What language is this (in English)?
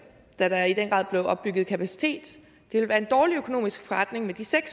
Danish